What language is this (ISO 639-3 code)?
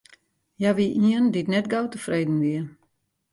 fry